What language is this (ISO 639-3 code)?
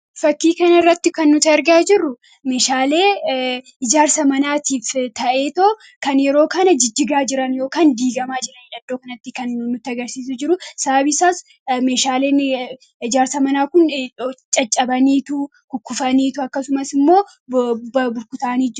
orm